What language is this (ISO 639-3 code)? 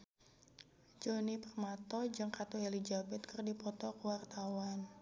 sun